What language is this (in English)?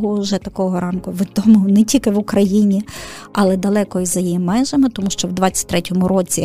Ukrainian